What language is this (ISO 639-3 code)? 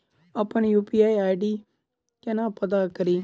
mai